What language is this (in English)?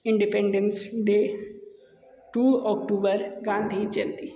Hindi